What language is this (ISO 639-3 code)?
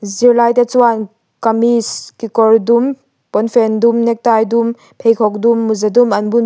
lus